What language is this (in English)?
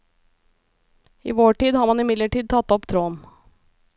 Norwegian